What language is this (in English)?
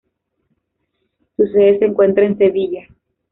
Spanish